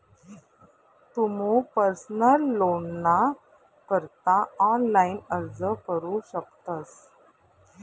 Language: Marathi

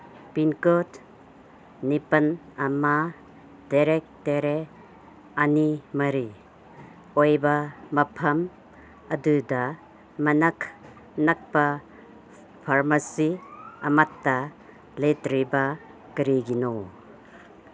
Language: Manipuri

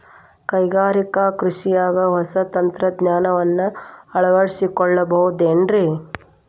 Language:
Kannada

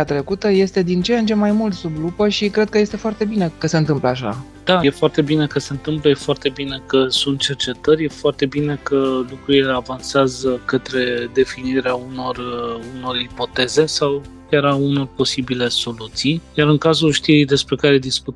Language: Romanian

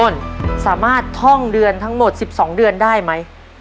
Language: Thai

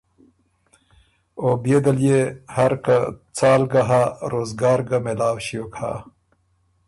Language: Ormuri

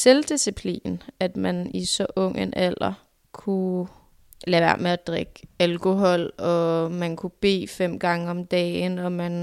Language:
Danish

